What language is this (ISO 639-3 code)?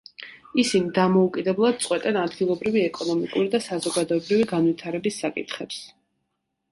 kat